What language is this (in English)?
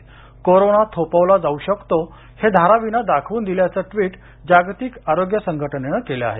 Marathi